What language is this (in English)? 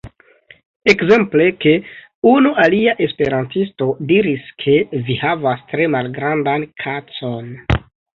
Esperanto